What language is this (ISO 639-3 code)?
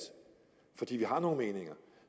dan